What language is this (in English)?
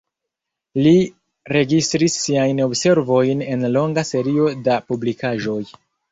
Esperanto